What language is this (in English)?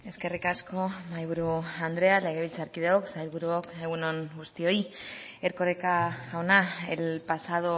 Basque